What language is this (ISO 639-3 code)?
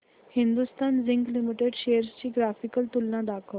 mar